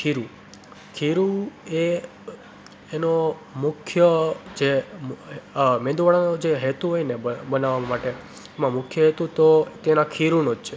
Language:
Gujarati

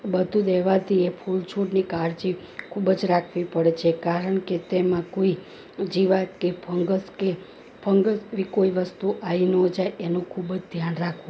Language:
Gujarati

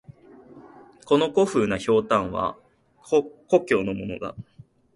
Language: Japanese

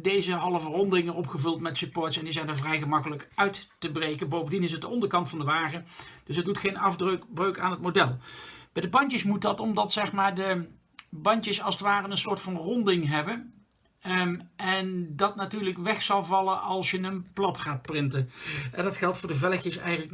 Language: Dutch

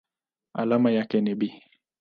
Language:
Swahili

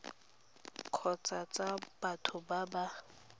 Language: Tswana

